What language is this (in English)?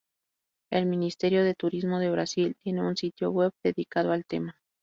Spanish